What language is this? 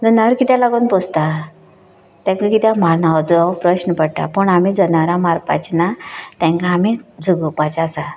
Konkani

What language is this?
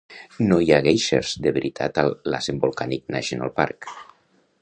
Catalan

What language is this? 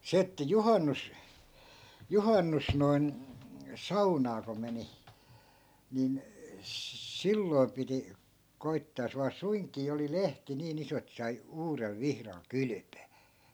Finnish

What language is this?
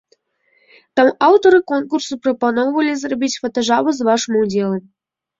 Belarusian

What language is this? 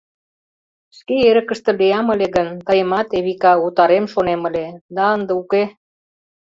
Mari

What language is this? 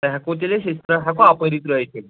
Kashmiri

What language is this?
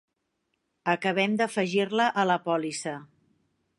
Catalan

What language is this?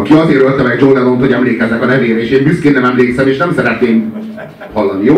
Hungarian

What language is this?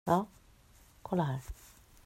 Swedish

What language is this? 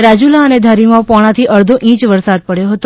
Gujarati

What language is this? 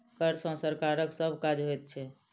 Maithili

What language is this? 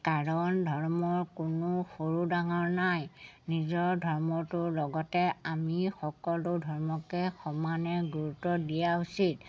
Assamese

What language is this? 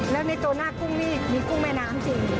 Thai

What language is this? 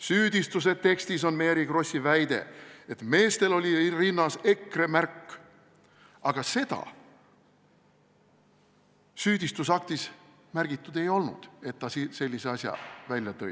Estonian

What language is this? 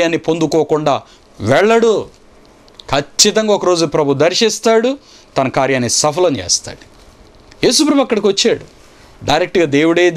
Romanian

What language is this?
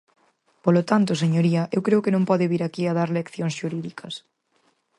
Galician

